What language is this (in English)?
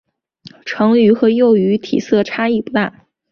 Chinese